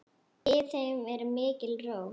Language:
Icelandic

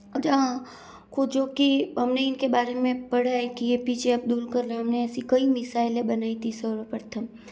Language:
Hindi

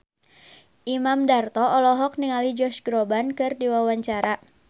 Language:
Sundanese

